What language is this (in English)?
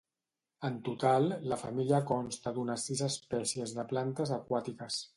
Catalan